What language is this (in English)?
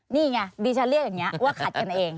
Thai